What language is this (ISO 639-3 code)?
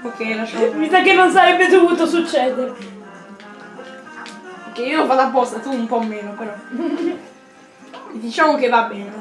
ita